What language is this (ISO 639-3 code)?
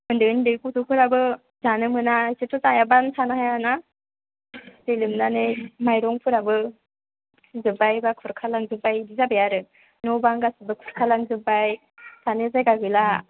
brx